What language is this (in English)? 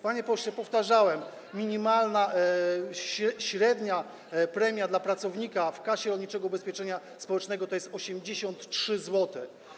Polish